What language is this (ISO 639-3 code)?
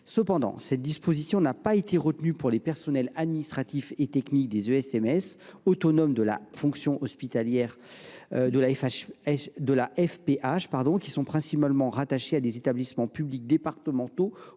fra